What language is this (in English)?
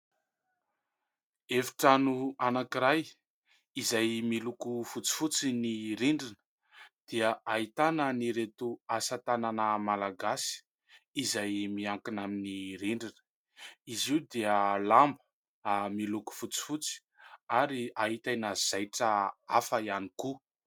Malagasy